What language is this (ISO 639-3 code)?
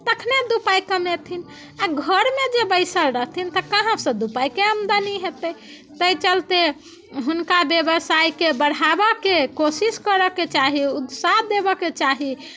mai